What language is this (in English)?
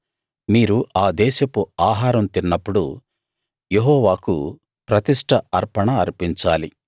Telugu